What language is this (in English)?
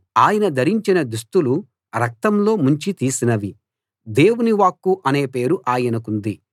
Telugu